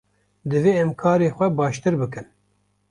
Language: Kurdish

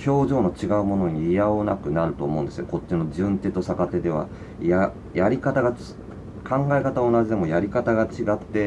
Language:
Japanese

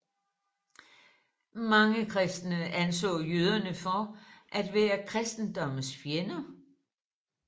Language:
Danish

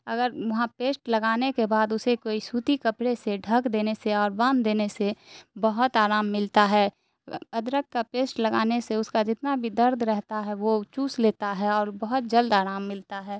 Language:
Urdu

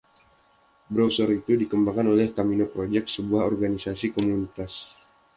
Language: Indonesian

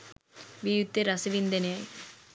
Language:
Sinhala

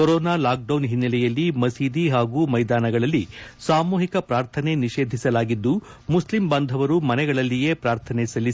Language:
Kannada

